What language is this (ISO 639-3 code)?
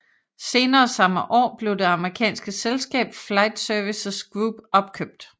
dan